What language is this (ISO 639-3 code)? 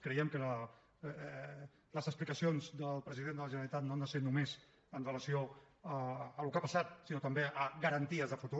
cat